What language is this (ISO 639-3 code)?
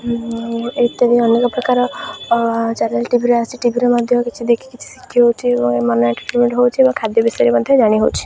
ori